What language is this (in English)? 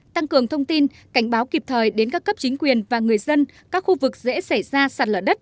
Vietnamese